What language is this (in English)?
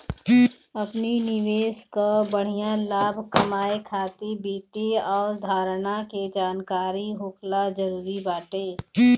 Bhojpuri